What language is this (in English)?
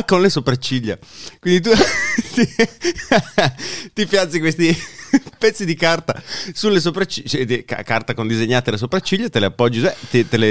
Italian